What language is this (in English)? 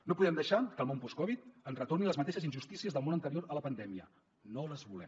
Catalan